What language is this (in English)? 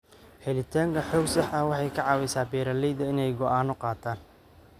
Somali